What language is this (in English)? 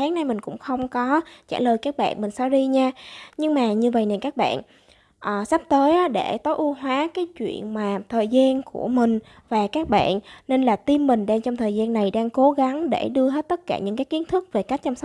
Vietnamese